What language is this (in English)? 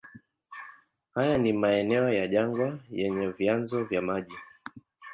Swahili